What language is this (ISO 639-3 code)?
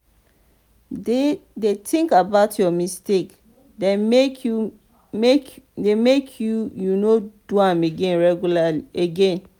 pcm